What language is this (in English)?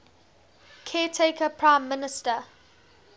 English